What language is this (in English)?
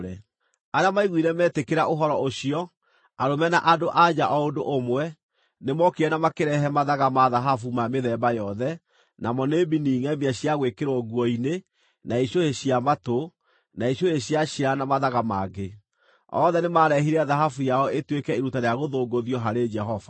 Kikuyu